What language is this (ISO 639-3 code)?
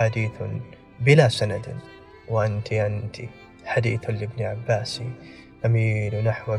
ara